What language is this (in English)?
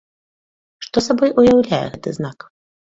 Belarusian